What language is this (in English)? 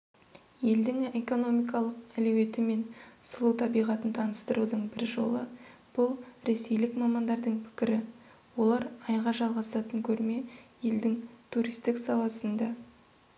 Kazakh